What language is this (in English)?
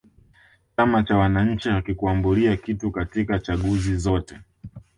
Swahili